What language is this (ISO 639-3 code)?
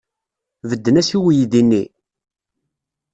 kab